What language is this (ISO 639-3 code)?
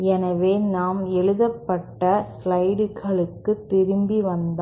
tam